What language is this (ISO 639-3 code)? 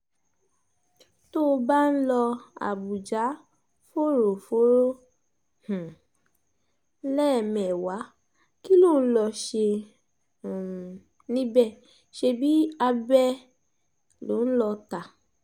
yor